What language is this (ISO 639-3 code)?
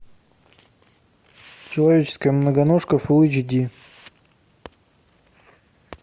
rus